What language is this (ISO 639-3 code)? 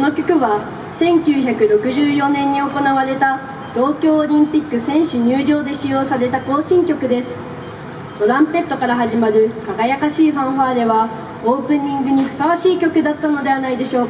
jpn